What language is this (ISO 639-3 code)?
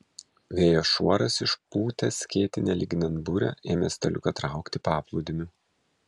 lit